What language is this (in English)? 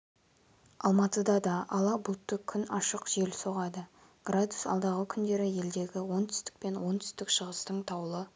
Kazakh